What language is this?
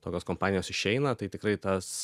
Lithuanian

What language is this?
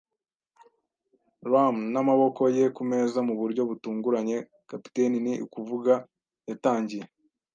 Kinyarwanda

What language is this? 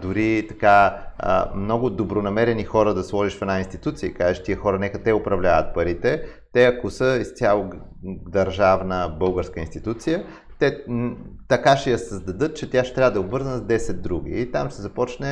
Bulgarian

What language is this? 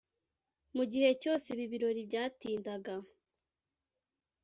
Kinyarwanda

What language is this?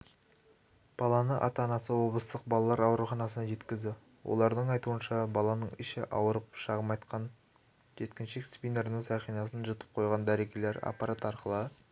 Kazakh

